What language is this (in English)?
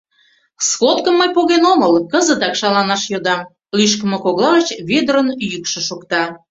Mari